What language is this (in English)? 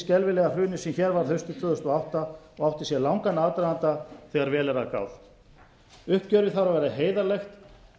Icelandic